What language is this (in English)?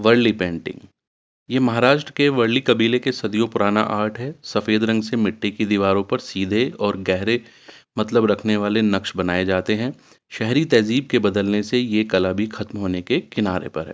Urdu